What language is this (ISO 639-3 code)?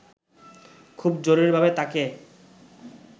ben